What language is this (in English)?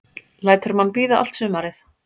Icelandic